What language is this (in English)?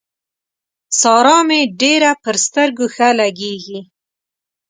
Pashto